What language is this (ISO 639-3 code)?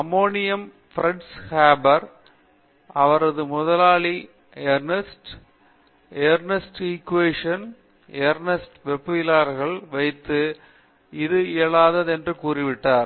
tam